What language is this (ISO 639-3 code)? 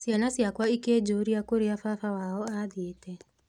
kik